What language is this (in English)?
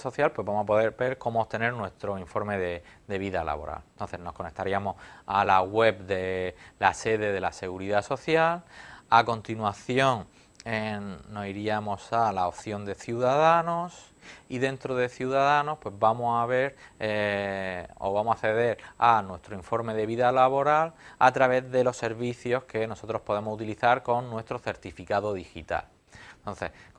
Spanish